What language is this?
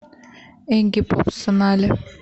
Russian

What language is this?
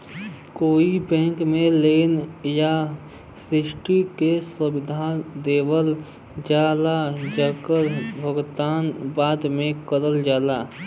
Bhojpuri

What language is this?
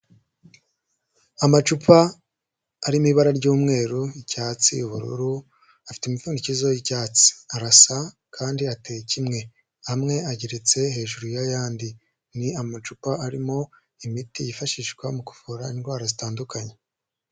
Kinyarwanda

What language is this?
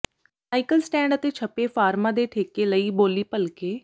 Punjabi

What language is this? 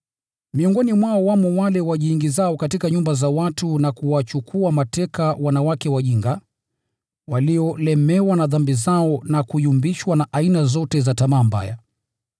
Swahili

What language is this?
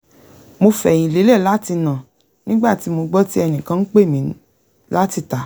Yoruba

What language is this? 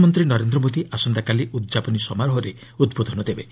Odia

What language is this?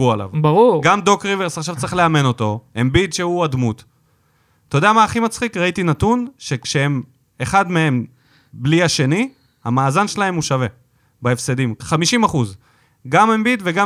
Hebrew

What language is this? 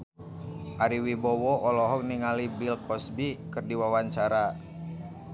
Sundanese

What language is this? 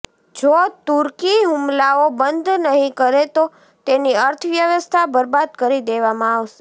Gujarati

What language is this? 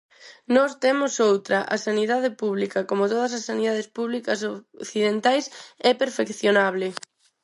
Galician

